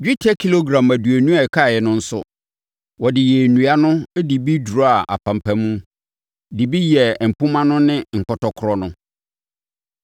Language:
Akan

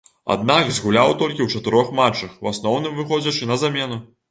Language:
Belarusian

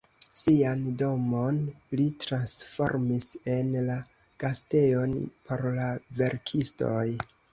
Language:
Esperanto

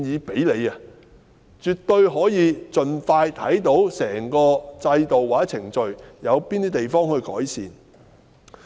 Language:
Cantonese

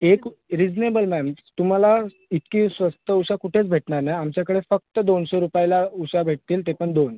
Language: Marathi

